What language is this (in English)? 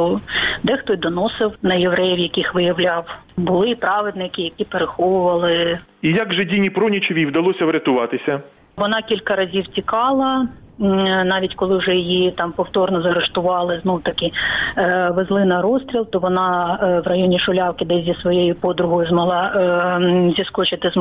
Ukrainian